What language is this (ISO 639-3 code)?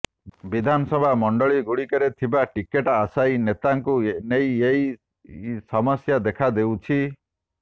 ori